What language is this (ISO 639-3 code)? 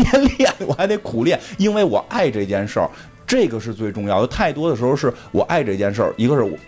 zho